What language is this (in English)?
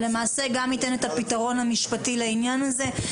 Hebrew